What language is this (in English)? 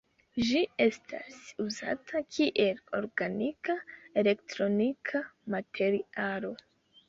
Esperanto